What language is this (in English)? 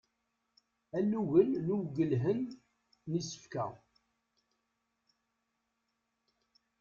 Kabyle